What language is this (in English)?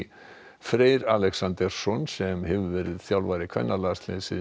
Icelandic